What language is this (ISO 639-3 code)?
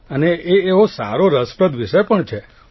guj